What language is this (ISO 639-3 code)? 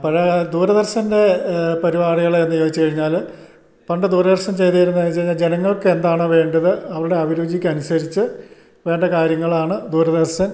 mal